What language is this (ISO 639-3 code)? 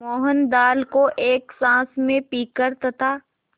hin